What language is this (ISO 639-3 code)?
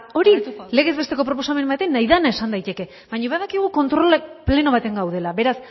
eus